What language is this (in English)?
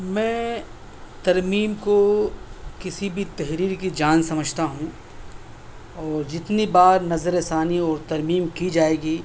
Urdu